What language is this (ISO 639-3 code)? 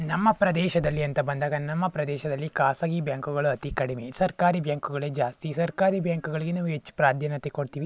kan